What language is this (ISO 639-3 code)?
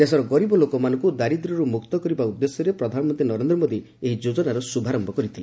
ori